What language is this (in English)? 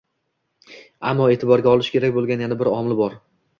Uzbek